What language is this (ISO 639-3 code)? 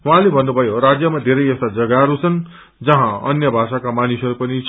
nep